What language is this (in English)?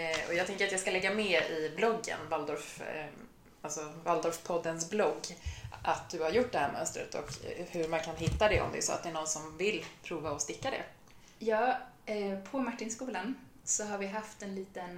Swedish